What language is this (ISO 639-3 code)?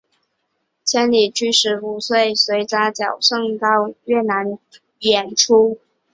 zho